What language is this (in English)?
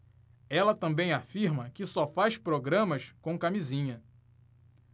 Portuguese